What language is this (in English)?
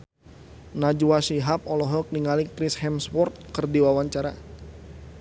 Sundanese